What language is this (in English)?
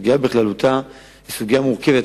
Hebrew